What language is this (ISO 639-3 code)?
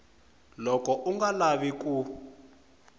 tso